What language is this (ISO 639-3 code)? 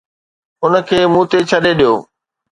snd